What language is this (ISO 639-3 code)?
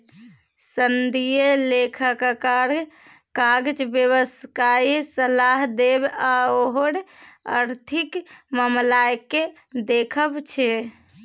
mai